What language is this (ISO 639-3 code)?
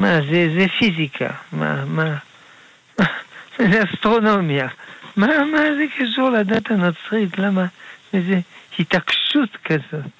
heb